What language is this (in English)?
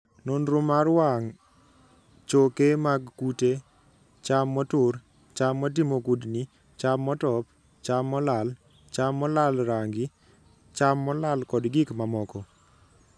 Luo (Kenya and Tanzania)